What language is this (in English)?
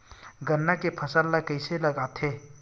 Chhattisgarhi